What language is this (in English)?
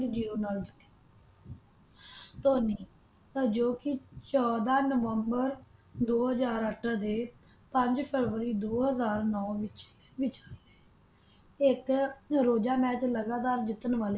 Punjabi